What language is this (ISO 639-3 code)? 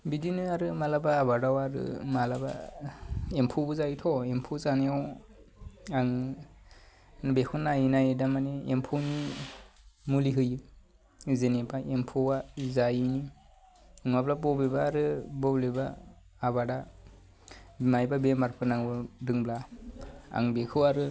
brx